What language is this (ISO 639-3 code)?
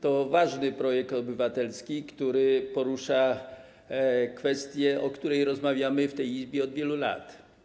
pol